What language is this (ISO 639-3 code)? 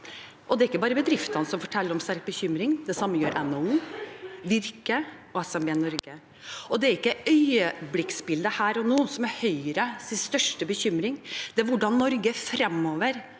nor